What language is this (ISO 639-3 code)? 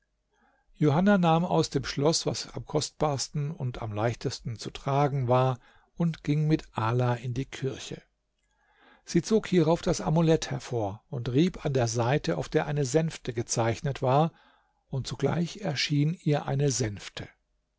deu